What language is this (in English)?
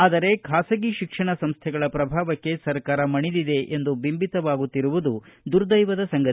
Kannada